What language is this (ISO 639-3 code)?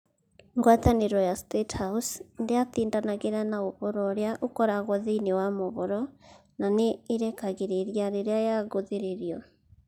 kik